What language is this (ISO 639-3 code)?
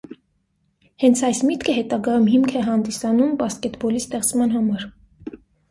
hye